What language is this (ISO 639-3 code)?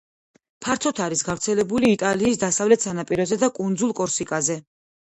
kat